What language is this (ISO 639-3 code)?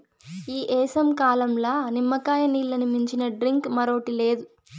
tel